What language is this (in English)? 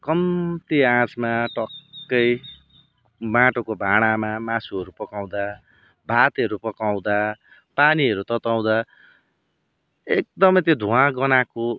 Nepali